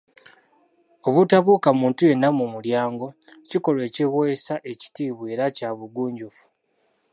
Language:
Ganda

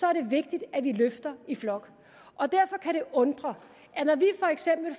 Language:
Danish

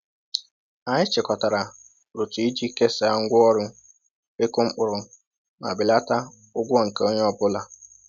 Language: Igbo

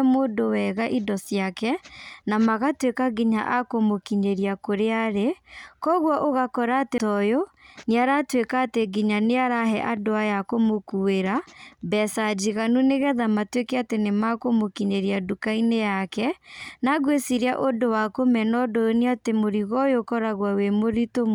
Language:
Kikuyu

